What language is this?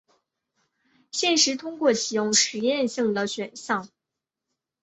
Chinese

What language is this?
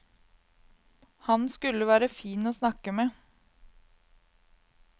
Norwegian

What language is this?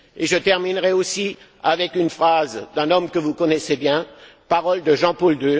French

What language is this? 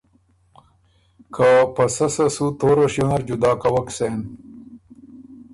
Ormuri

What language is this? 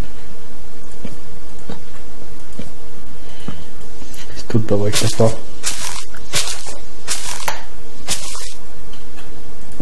Hungarian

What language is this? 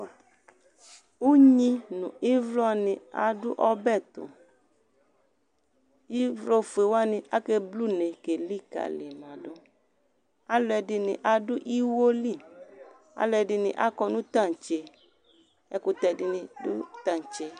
Ikposo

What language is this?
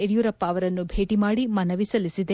Kannada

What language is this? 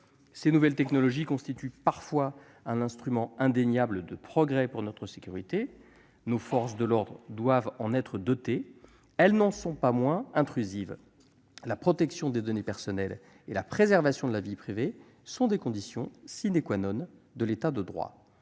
French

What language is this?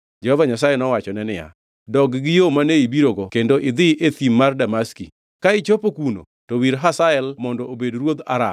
Luo (Kenya and Tanzania)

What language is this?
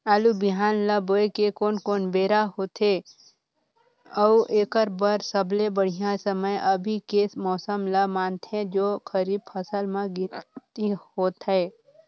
Chhattisgarhi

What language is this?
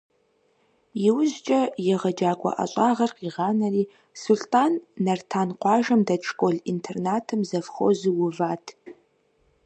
Kabardian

